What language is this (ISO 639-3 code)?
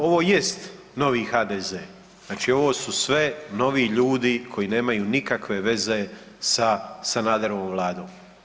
hrv